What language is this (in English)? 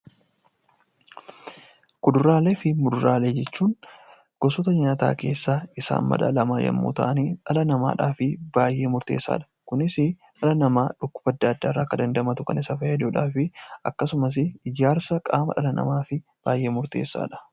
Oromo